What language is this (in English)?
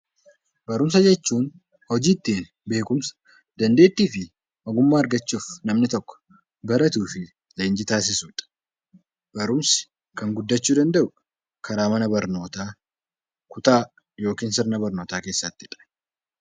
Oromo